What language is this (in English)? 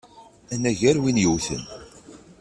Kabyle